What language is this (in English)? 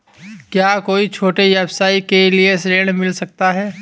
Hindi